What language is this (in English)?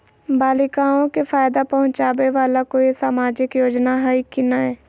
Magahi